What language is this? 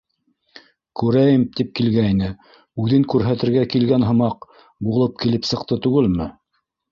Bashkir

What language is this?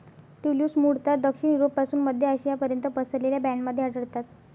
Marathi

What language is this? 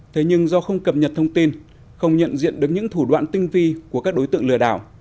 Vietnamese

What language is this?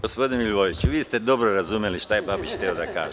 Serbian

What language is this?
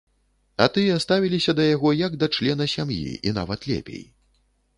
Belarusian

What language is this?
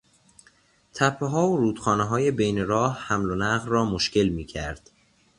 Persian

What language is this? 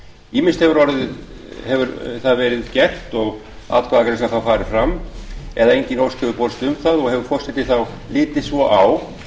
Icelandic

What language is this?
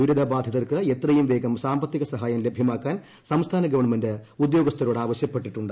Malayalam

